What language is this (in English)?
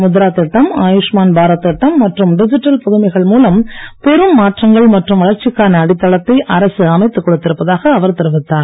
Tamil